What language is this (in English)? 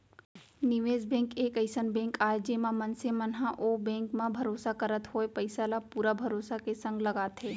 Chhattisgarhi